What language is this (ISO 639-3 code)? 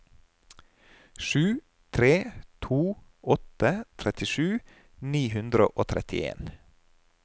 nor